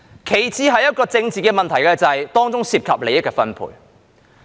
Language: Cantonese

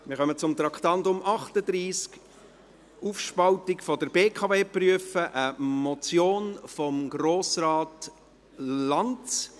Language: Swiss German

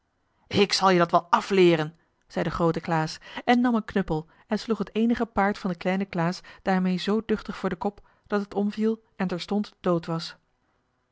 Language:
Dutch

